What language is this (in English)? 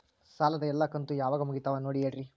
Kannada